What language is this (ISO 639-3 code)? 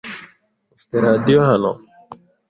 kin